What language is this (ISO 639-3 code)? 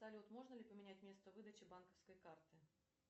rus